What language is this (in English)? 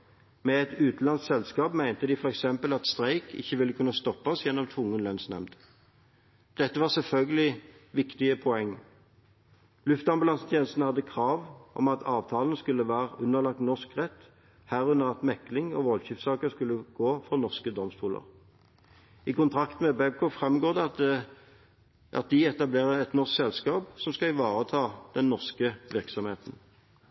Norwegian Bokmål